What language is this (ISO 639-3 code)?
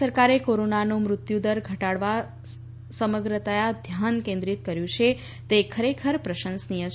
guj